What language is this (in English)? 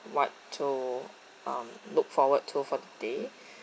English